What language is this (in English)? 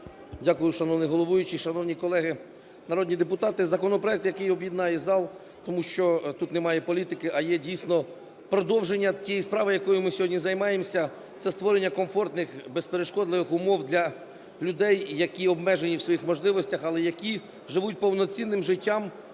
Ukrainian